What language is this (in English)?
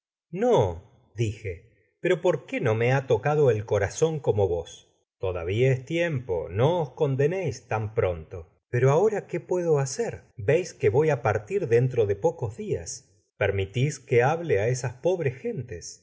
Spanish